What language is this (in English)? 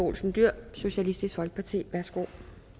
Danish